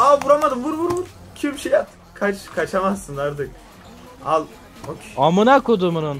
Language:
Turkish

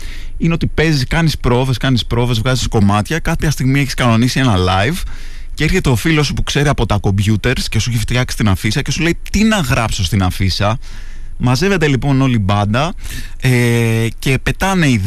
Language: Greek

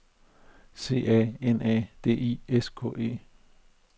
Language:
Danish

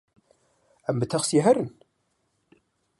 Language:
Kurdish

